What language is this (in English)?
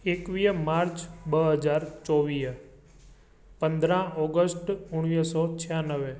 Sindhi